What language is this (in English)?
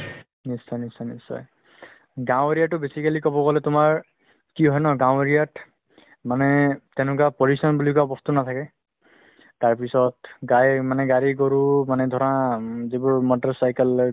Assamese